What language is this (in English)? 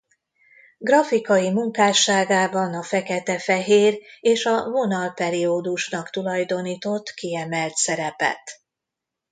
Hungarian